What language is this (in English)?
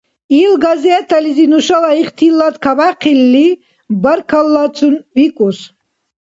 Dargwa